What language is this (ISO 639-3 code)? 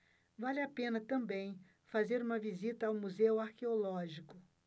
por